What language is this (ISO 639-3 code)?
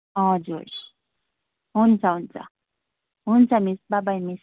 nep